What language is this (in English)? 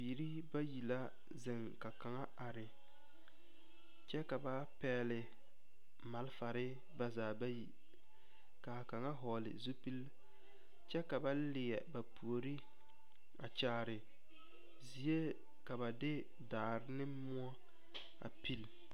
Southern Dagaare